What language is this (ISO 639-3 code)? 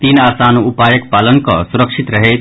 mai